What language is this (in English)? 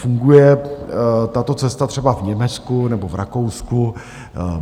Czech